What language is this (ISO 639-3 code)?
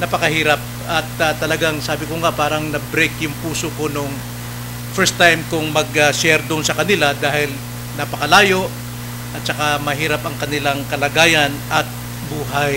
fil